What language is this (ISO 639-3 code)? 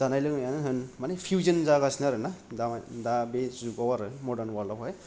brx